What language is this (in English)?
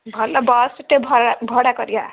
Odia